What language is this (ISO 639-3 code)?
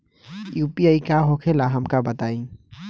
bho